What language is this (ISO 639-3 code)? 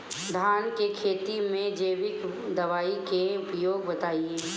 bho